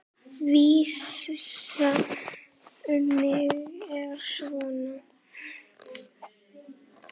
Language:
Icelandic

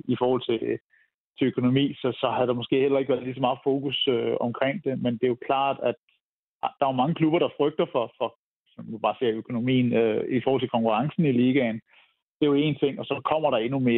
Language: Danish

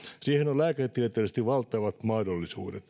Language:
Finnish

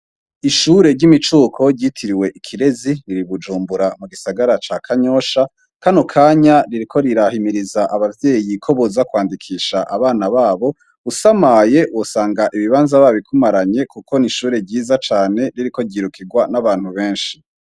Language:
Rundi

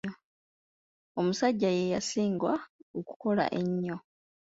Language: Ganda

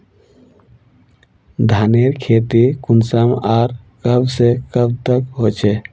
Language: Magahi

